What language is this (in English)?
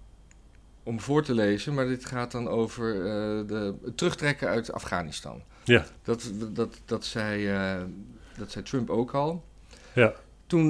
Dutch